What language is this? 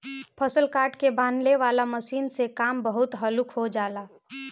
Bhojpuri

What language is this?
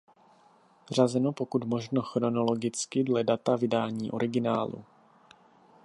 Czech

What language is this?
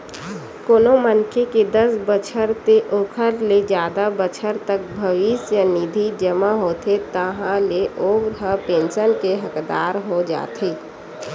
Chhattisgarhi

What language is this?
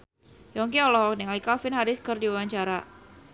Sundanese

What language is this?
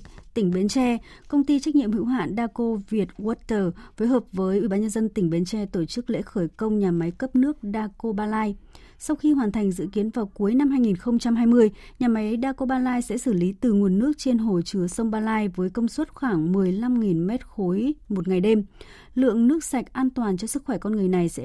Vietnamese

